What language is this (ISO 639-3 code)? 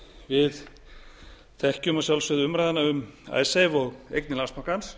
isl